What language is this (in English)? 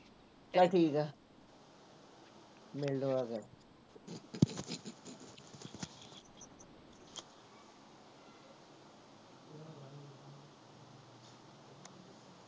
Punjabi